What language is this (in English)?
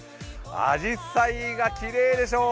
Japanese